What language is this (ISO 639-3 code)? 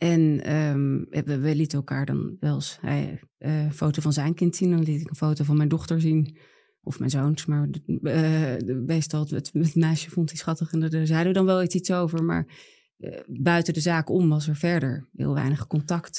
nld